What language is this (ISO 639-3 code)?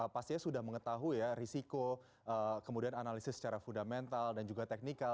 ind